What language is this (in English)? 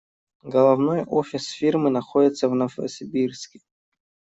Russian